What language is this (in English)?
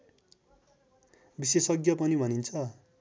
Nepali